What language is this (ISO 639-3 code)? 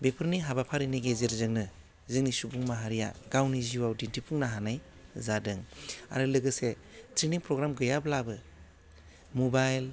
brx